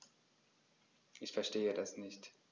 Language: German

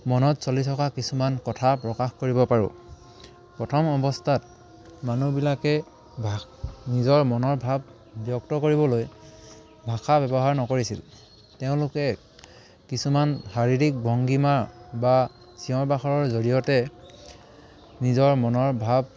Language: Assamese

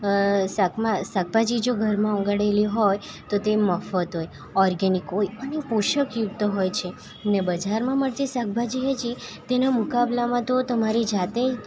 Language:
Gujarati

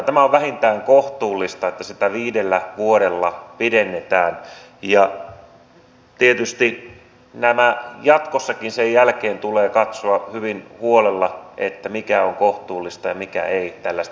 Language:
Finnish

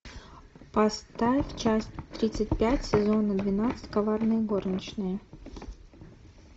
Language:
Russian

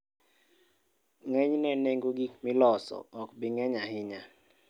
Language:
Luo (Kenya and Tanzania)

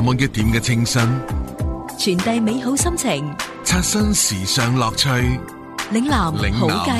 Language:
Chinese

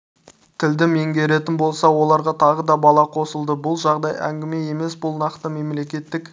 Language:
Kazakh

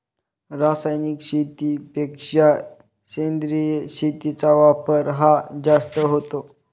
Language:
Marathi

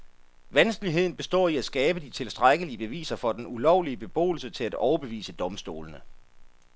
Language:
Danish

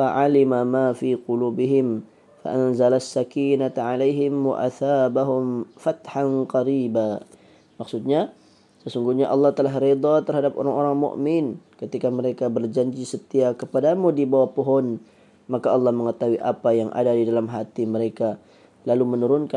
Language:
Malay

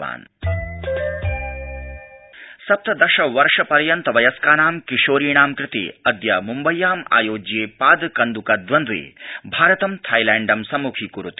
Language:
Sanskrit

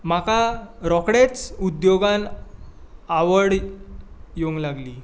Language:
Konkani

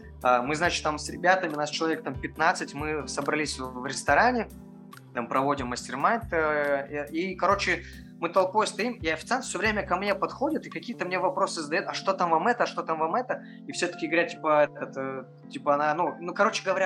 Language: Russian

